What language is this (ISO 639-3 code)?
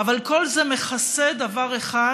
heb